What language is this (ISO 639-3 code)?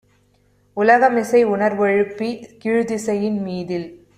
tam